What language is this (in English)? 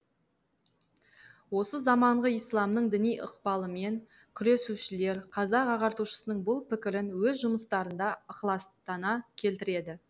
Kazakh